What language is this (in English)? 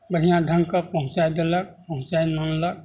Maithili